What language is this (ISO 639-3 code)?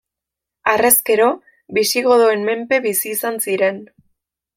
eus